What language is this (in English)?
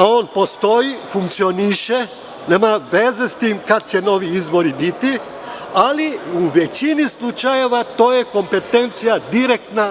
Serbian